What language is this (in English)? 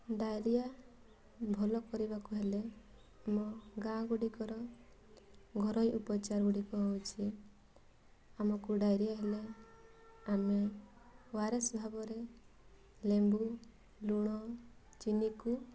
Odia